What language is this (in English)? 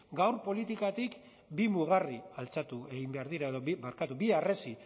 Basque